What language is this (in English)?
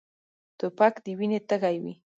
Pashto